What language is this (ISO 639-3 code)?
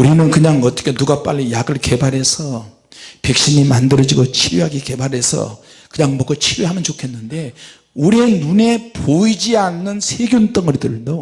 kor